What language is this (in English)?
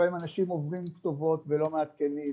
Hebrew